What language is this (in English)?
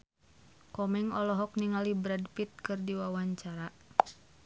Sundanese